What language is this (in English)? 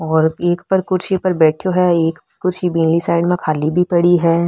Marwari